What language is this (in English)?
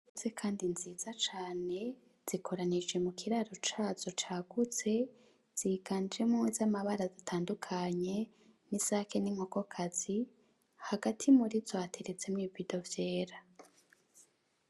Rundi